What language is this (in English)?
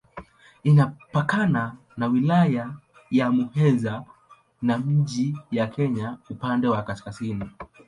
Swahili